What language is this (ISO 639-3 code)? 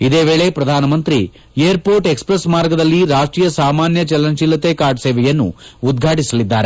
kan